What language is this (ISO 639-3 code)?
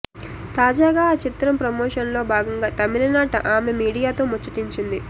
tel